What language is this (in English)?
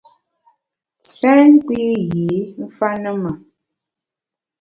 Bamun